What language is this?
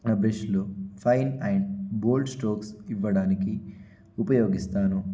Telugu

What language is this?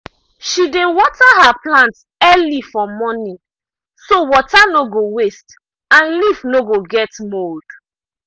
Nigerian Pidgin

